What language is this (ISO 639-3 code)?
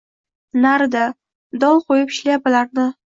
uzb